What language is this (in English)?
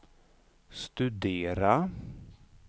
Swedish